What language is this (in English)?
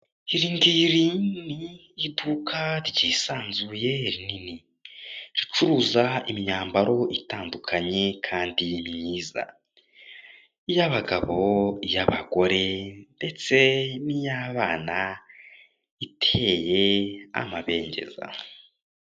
Kinyarwanda